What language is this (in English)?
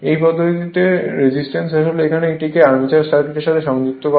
Bangla